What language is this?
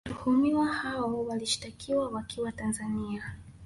Swahili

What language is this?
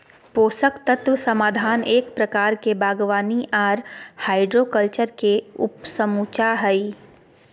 Magahi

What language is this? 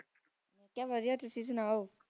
Punjabi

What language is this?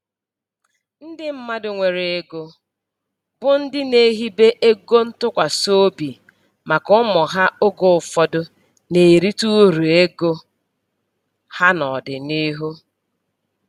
Igbo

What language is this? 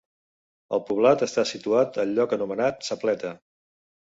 Catalan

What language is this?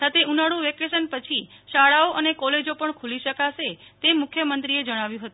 Gujarati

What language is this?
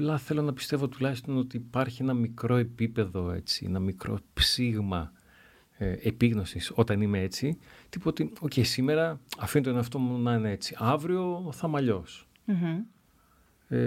Greek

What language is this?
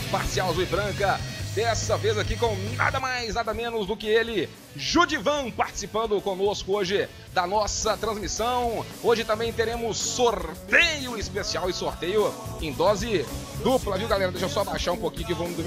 Portuguese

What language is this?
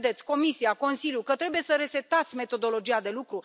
Romanian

